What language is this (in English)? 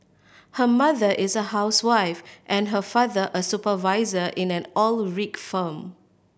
English